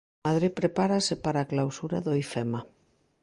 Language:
Galician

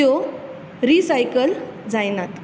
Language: Konkani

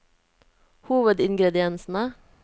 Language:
Norwegian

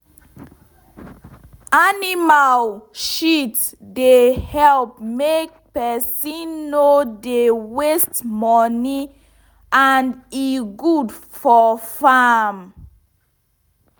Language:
Nigerian Pidgin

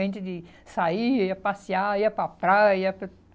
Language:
Portuguese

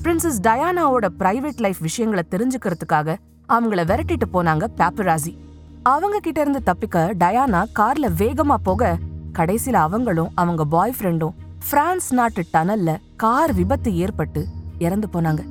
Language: Tamil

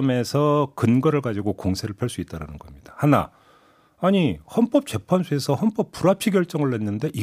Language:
Korean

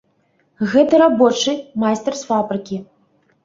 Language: Belarusian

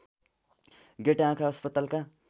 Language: Nepali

